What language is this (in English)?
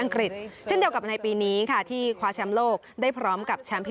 Thai